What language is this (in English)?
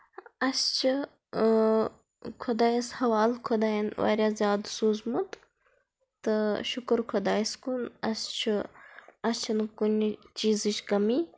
Kashmiri